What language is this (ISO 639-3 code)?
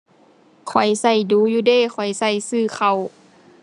tha